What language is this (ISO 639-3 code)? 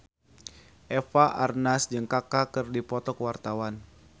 sun